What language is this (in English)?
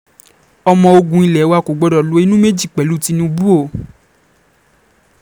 Yoruba